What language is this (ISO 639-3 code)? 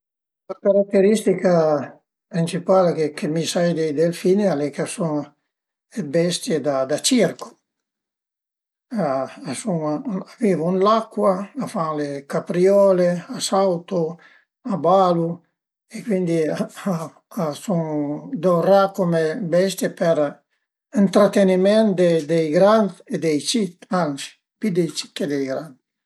pms